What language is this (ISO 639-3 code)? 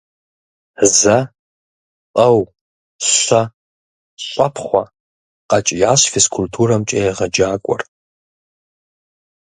kbd